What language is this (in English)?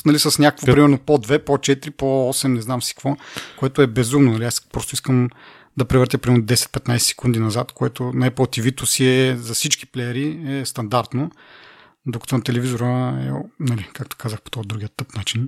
Bulgarian